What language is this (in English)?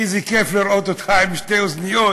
Hebrew